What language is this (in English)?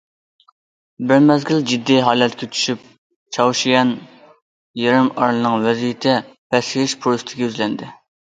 Uyghur